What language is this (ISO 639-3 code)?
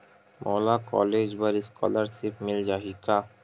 hne